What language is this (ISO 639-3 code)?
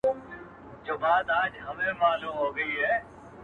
pus